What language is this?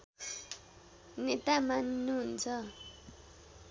Nepali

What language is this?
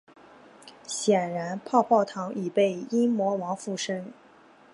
Chinese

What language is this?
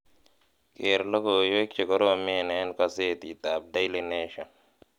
Kalenjin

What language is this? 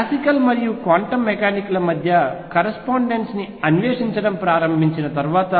Telugu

